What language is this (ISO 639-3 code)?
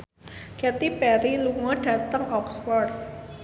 jav